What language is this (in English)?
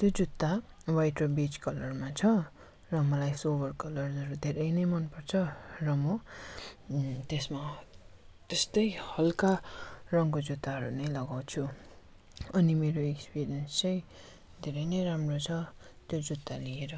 Nepali